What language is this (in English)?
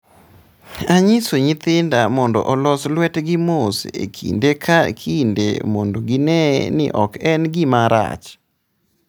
Luo (Kenya and Tanzania)